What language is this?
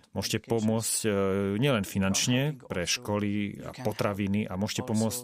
Slovak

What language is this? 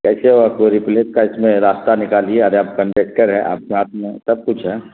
Urdu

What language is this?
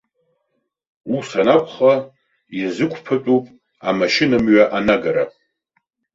Abkhazian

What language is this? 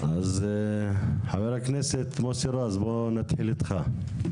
Hebrew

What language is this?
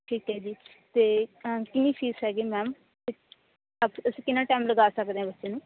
Punjabi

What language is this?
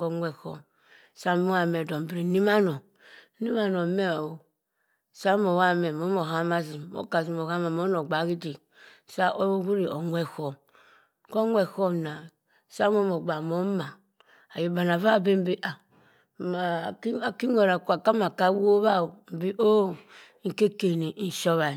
Cross River Mbembe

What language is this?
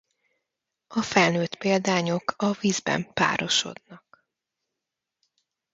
Hungarian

